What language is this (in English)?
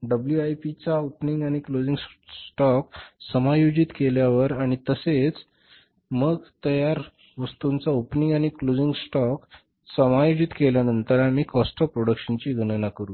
Marathi